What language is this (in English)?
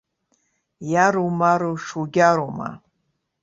Abkhazian